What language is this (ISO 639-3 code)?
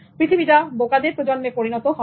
ben